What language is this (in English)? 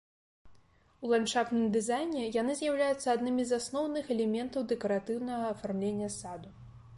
Belarusian